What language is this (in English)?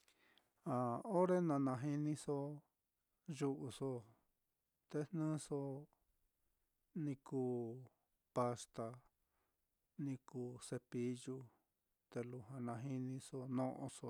Mitlatongo Mixtec